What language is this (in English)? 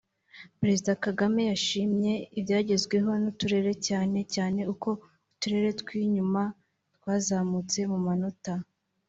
Kinyarwanda